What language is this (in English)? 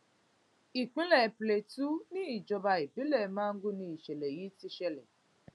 Yoruba